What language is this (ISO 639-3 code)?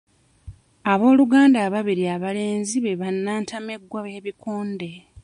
lug